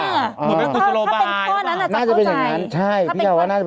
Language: Thai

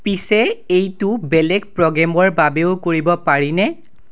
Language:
Assamese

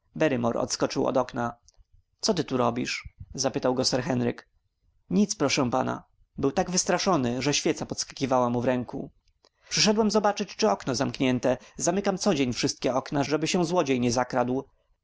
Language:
Polish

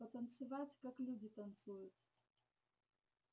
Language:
Russian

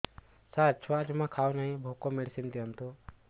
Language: Odia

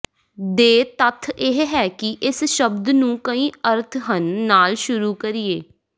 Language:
Punjabi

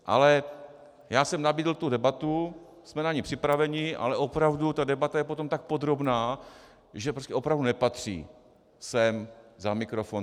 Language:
Czech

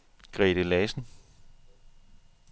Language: Danish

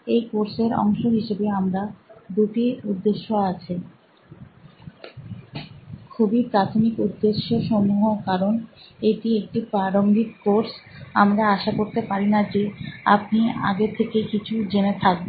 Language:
Bangla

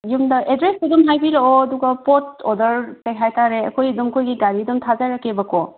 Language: Manipuri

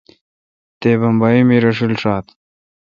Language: Kalkoti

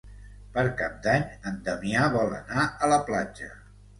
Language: Catalan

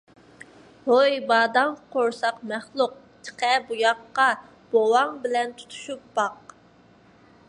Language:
Uyghur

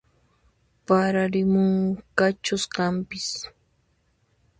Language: Puno Quechua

